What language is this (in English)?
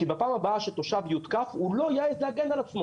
Hebrew